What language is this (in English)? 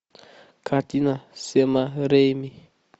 Russian